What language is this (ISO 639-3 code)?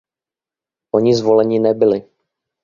ces